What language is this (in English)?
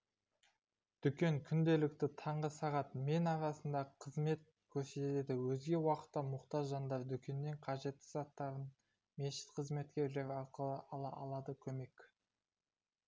Kazakh